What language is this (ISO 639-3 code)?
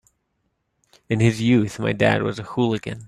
eng